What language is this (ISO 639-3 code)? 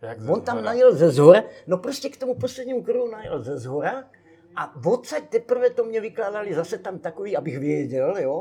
ces